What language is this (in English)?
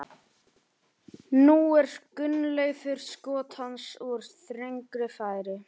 Icelandic